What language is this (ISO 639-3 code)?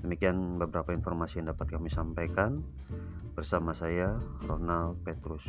ind